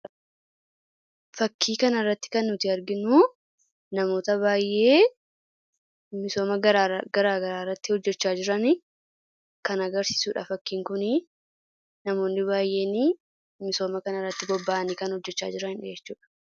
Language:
Oromo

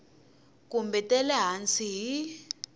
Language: Tsonga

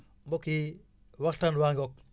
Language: Wolof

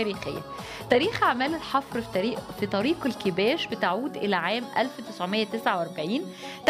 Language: Arabic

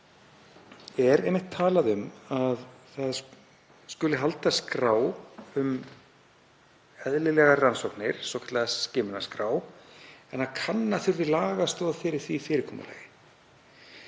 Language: Icelandic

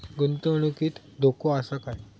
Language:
Marathi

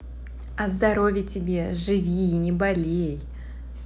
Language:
Russian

